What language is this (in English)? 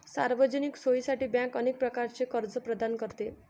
Marathi